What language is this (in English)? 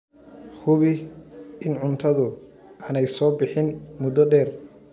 Somali